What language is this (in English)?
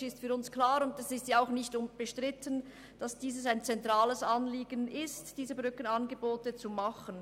Swiss German